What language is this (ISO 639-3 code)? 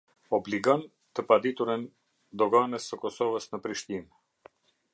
sqi